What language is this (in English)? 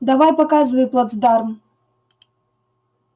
Russian